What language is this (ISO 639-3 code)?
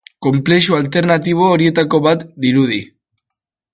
eus